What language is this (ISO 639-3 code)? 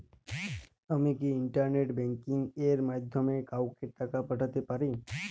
ben